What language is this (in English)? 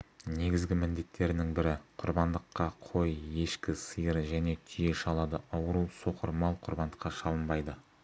Kazakh